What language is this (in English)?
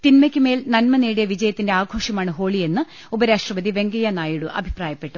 Malayalam